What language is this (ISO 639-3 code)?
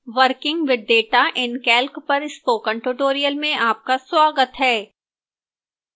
hin